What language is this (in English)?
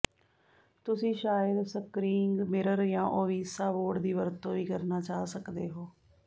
Punjabi